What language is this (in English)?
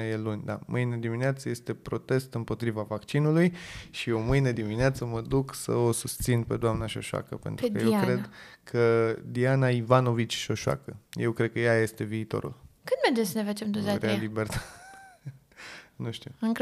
Romanian